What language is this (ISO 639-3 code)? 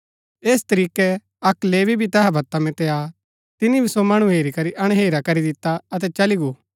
gbk